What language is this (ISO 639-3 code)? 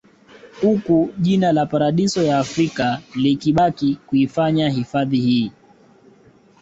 swa